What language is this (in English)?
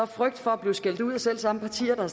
Danish